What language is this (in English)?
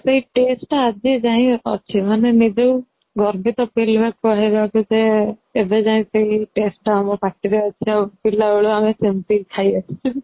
Odia